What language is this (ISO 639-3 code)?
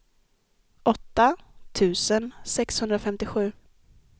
swe